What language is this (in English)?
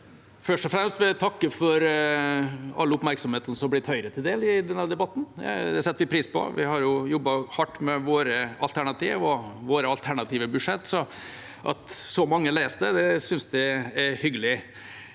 Norwegian